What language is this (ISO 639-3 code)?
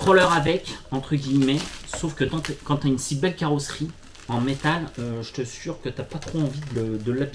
fra